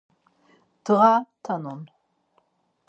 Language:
Laz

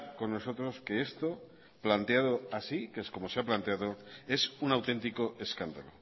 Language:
Spanish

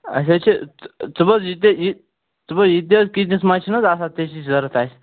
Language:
Kashmiri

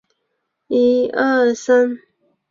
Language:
Chinese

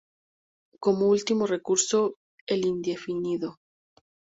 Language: Spanish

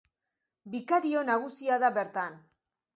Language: Basque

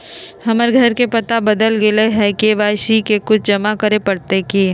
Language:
Magahi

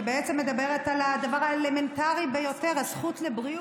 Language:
Hebrew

